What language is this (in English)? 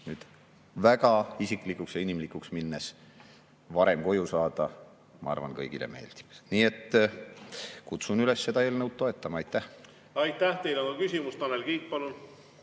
Estonian